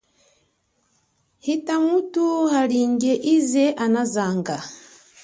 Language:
Chokwe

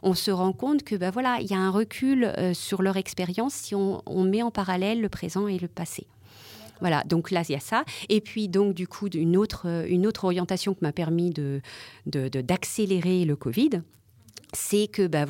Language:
French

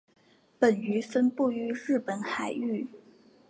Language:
Chinese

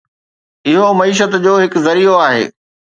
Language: Sindhi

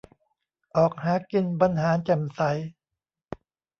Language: Thai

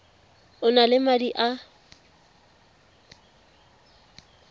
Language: Tswana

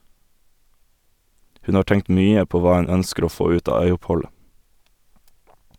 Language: Norwegian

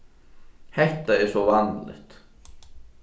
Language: Faroese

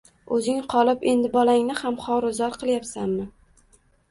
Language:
Uzbek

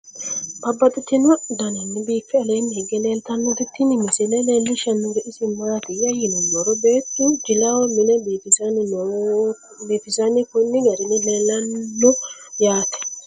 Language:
Sidamo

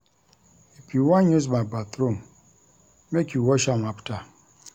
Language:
Nigerian Pidgin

